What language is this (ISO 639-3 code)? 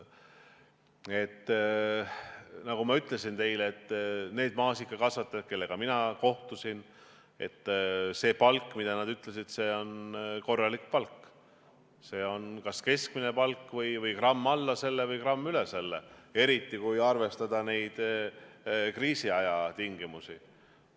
est